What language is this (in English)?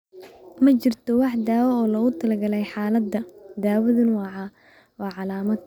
Somali